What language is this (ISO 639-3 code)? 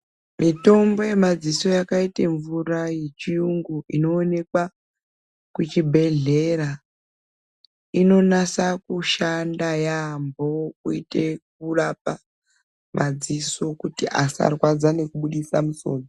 ndc